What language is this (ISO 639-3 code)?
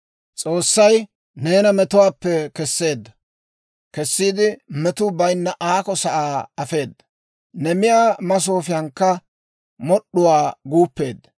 dwr